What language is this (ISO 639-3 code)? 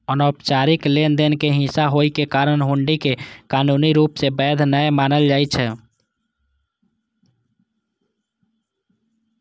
mai